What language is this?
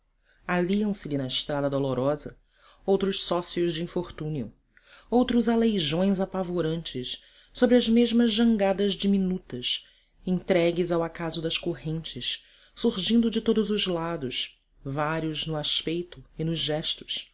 Portuguese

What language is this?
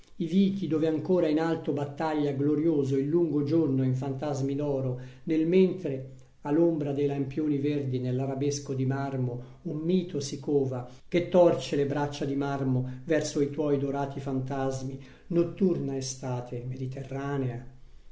Italian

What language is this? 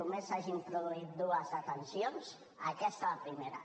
Catalan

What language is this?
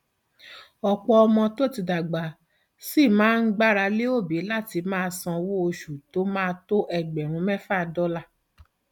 Yoruba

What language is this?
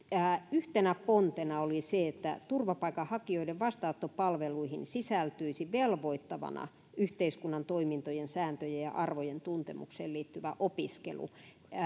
Finnish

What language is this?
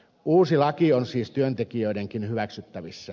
Finnish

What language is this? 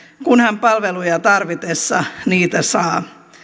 Finnish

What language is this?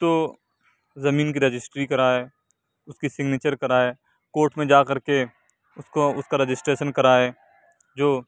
Urdu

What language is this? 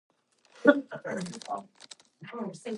English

